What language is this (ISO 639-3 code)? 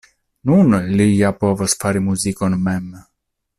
epo